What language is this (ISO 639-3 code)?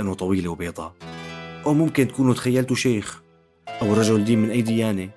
ara